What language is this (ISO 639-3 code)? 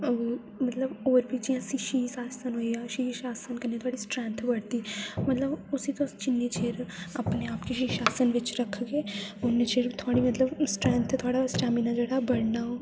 doi